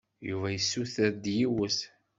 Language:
Kabyle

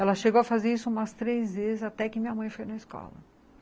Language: Portuguese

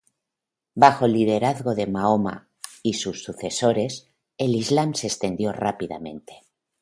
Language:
Spanish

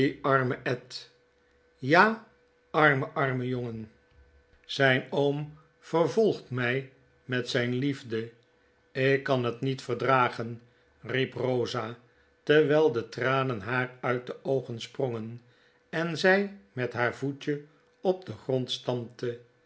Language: Dutch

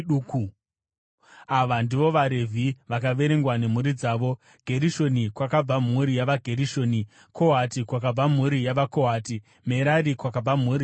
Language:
Shona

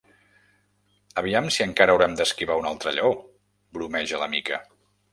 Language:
Catalan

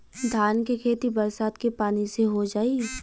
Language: Bhojpuri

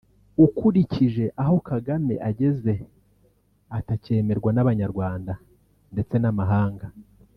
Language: Kinyarwanda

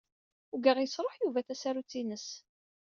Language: Kabyle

